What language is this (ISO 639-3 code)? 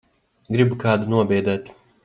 lav